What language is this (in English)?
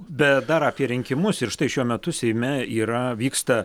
Lithuanian